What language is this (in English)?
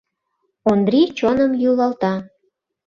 Mari